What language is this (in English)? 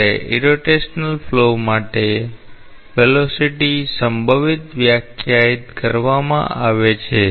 Gujarati